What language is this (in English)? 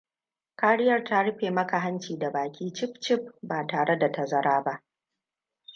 Hausa